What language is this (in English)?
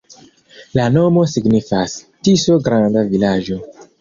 Esperanto